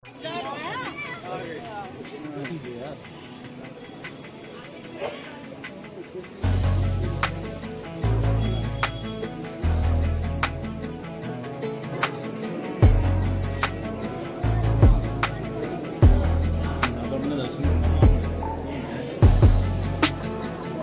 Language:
Hindi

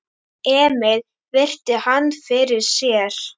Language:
Icelandic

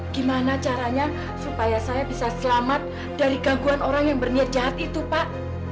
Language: Indonesian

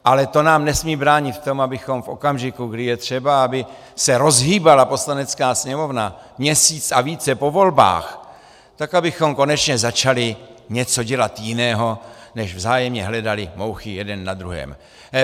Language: Czech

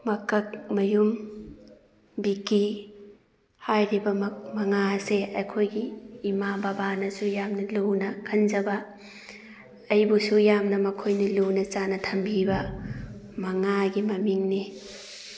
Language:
Manipuri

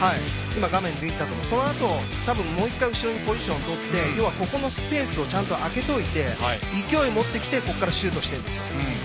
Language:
Japanese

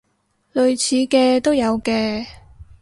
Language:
Cantonese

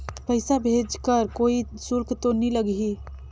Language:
Chhattisgarhi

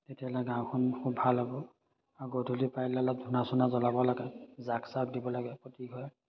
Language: Assamese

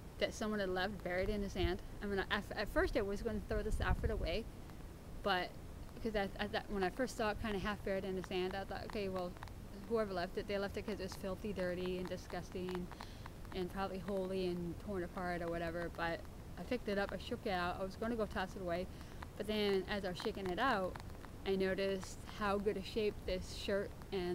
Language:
English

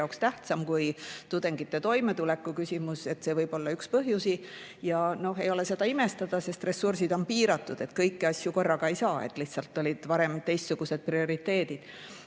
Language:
Estonian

